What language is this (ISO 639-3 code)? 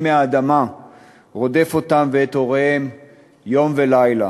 heb